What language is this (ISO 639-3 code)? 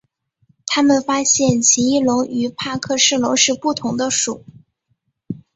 zho